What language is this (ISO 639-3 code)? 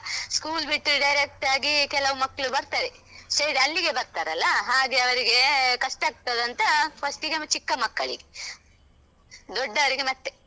kan